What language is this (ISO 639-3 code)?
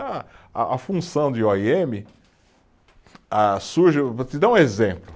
por